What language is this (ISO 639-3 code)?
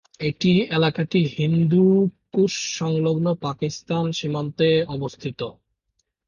ben